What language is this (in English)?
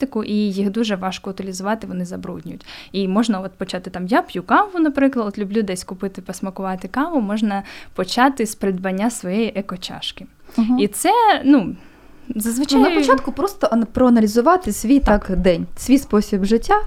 Ukrainian